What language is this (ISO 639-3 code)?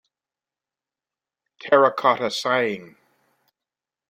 eng